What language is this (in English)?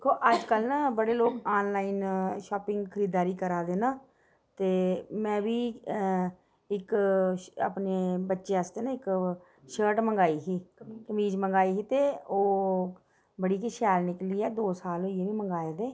Dogri